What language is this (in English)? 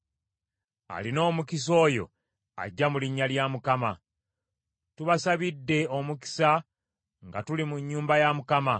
Ganda